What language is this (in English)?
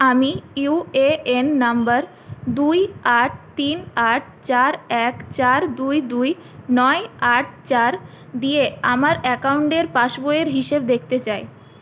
Bangla